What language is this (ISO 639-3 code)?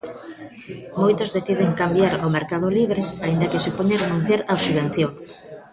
glg